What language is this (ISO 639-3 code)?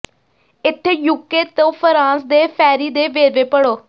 pan